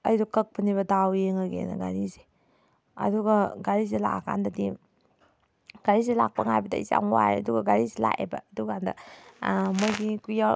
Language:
Manipuri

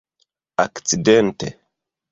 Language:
Esperanto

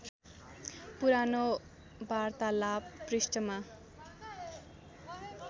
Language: Nepali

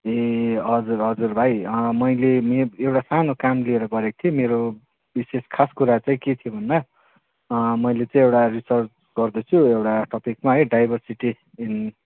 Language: Nepali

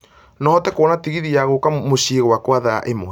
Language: Kikuyu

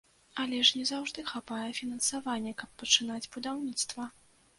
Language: Belarusian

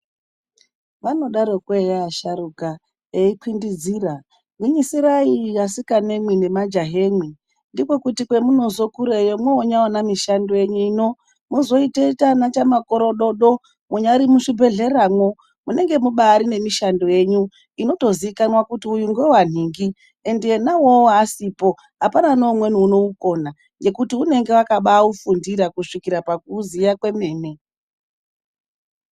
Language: Ndau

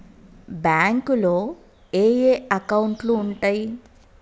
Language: Telugu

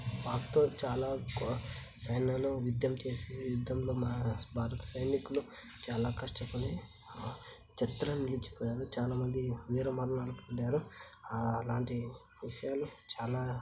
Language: Telugu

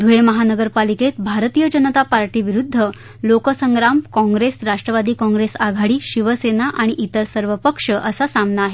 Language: Marathi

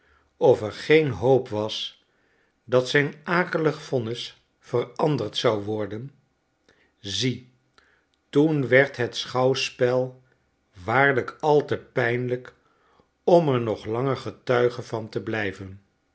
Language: Dutch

